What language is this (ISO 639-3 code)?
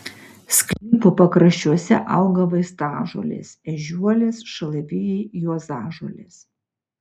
lit